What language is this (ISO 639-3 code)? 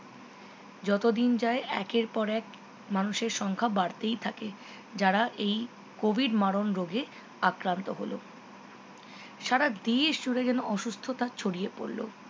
ben